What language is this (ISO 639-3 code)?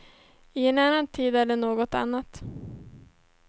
swe